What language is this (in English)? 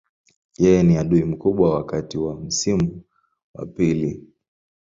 Swahili